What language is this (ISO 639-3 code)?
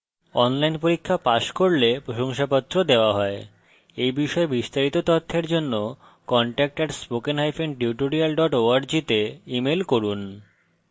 ben